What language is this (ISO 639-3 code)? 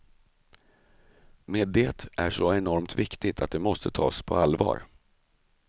swe